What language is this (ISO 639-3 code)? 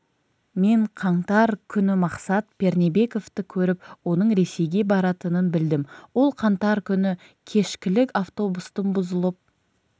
kaz